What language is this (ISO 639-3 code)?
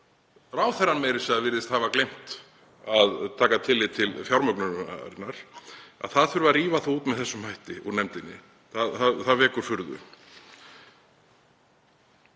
isl